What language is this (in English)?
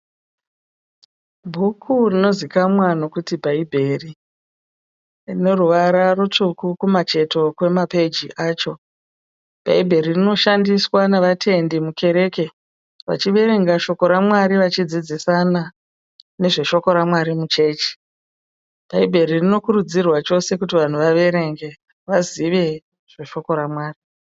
Shona